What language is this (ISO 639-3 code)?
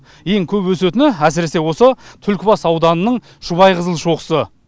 kaz